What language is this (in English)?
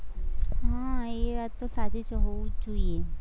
Gujarati